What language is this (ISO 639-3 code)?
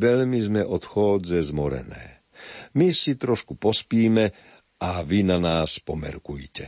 slk